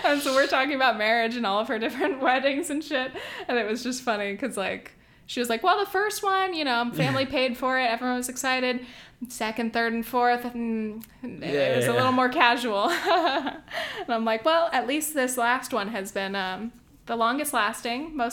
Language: English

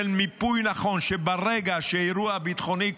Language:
Hebrew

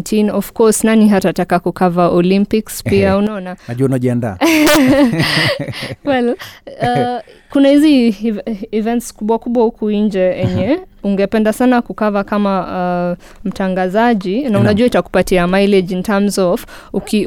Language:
Swahili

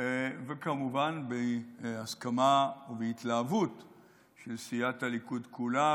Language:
Hebrew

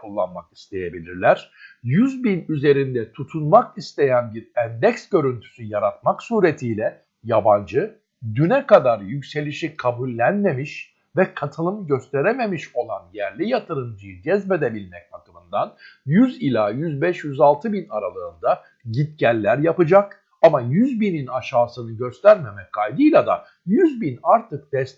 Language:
Turkish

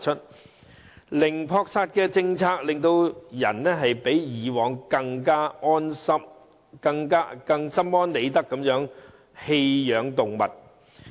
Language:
Cantonese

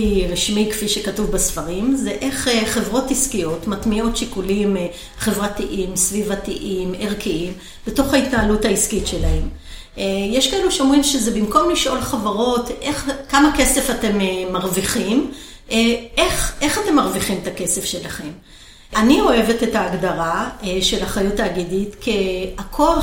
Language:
Hebrew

